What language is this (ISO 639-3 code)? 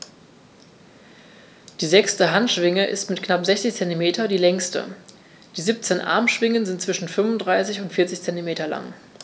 deu